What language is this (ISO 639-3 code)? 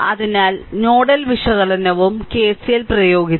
mal